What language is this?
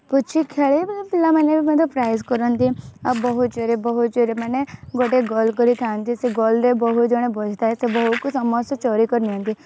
Odia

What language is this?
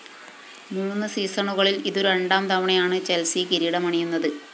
Malayalam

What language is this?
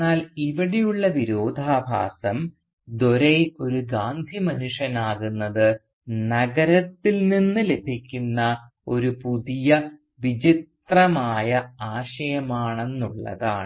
Malayalam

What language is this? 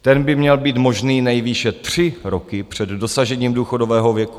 Czech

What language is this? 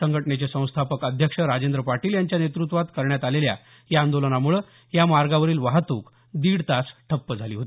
Marathi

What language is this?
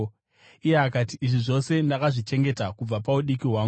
Shona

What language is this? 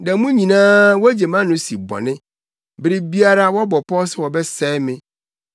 Akan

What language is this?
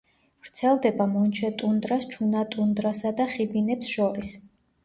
Georgian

